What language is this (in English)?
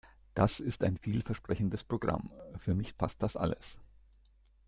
German